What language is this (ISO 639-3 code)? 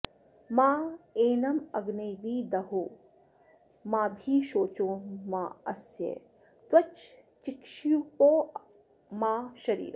san